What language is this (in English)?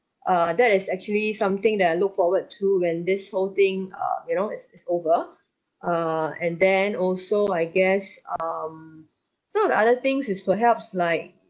English